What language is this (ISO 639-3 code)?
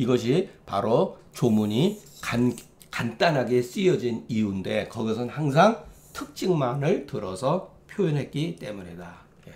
kor